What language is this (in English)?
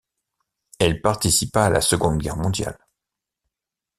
French